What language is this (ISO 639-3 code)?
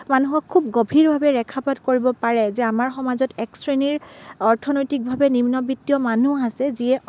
asm